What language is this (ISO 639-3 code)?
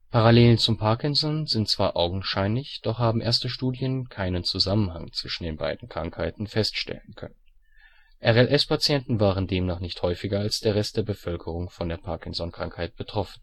deu